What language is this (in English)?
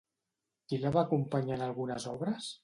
Catalan